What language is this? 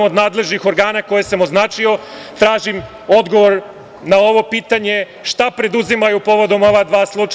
Serbian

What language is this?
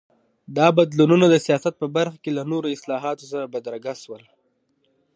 Pashto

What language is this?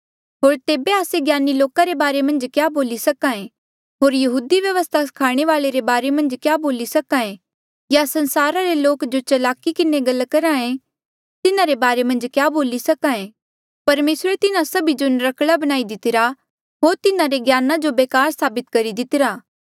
Mandeali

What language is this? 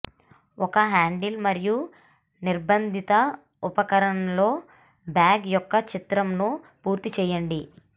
Telugu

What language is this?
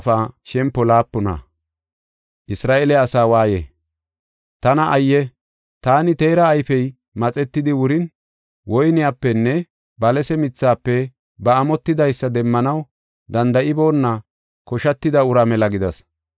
Gofa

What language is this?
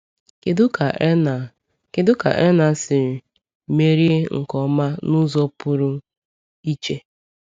Igbo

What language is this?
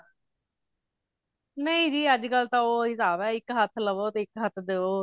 Punjabi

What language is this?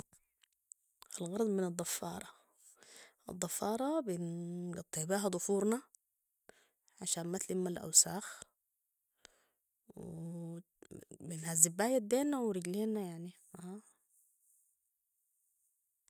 Sudanese Arabic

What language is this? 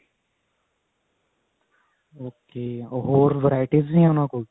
Punjabi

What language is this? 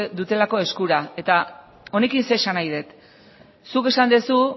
Basque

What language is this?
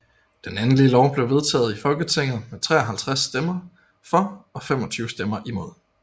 Danish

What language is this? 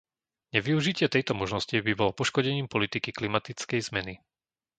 Slovak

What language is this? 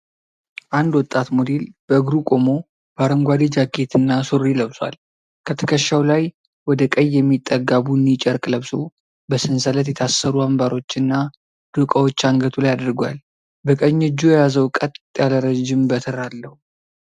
Amharic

